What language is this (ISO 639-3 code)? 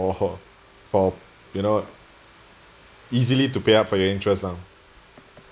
eng